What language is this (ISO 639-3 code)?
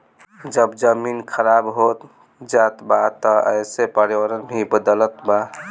bho